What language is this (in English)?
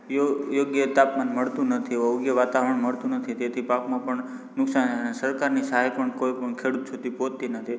Gujarati